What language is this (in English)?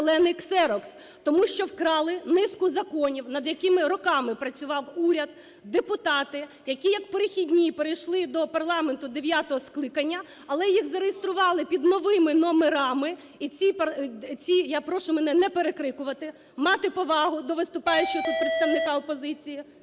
Ukrainian